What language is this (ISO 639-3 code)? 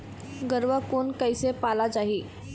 hne